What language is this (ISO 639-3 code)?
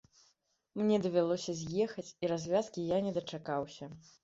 bel